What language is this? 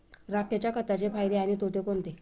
Marathi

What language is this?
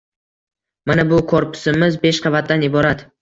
Uzbek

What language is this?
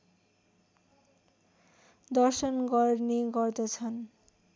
Nepali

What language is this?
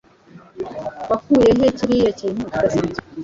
Kinyarwanda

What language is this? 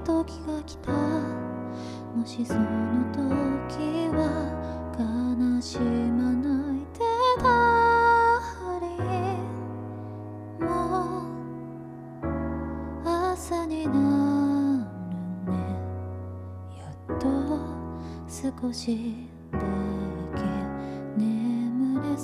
Korean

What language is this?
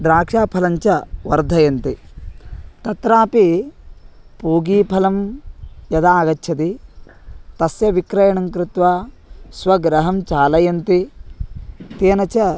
Sanskrit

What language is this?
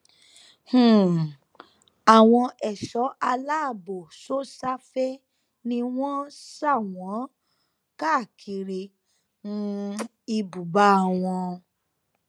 Yoruba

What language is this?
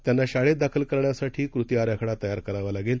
Marathi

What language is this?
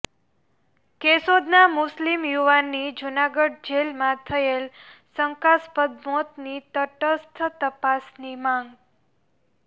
Gujarati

